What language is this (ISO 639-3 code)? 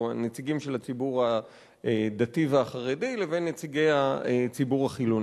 heb